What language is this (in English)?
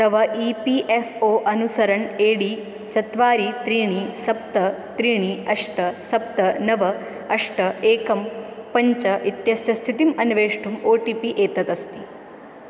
Sanskrit